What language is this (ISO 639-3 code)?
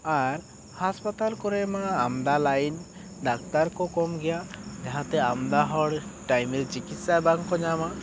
sat